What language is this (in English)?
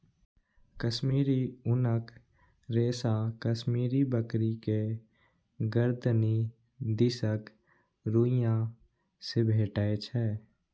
Maithili